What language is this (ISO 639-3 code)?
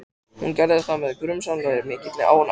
isl